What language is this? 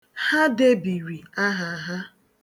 Igbo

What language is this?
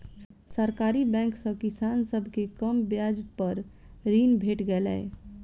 Maithili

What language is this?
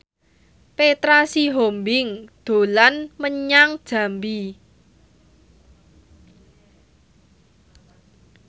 Javanese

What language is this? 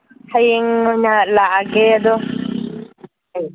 Manipuri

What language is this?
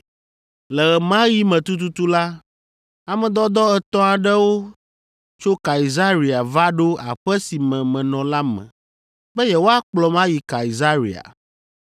Ewe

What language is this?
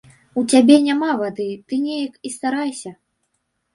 Belarusian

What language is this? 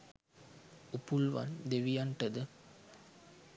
Sinhala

